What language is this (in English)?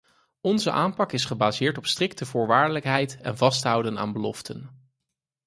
Dutch